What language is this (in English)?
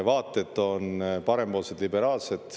Estonian